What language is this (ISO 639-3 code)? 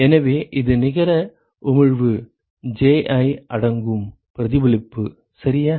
tam